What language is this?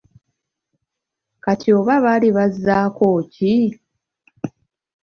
Ganda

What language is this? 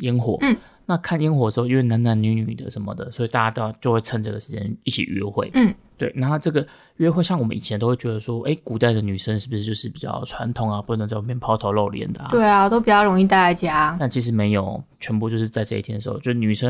Chinese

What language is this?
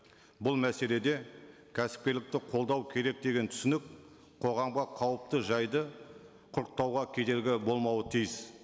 Kazakh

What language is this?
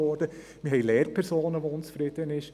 Swiss German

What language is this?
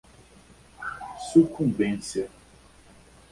Portuguese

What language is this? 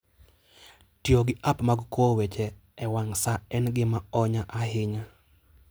Luo (Kenya and Tanzania)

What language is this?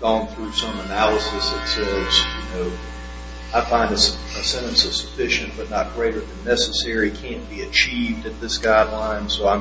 English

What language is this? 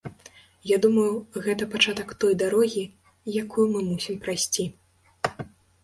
Belarusian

